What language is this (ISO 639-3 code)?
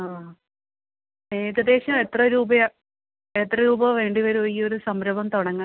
mal